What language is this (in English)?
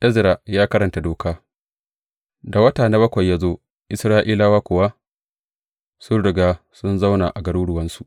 Hausa